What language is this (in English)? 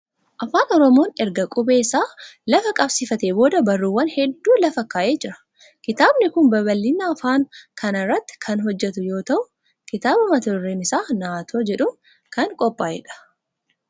Oromo